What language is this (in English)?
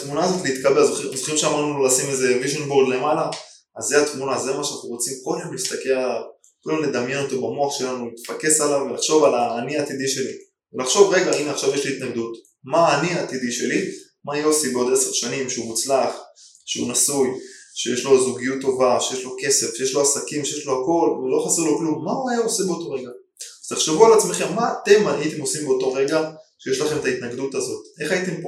Hebrew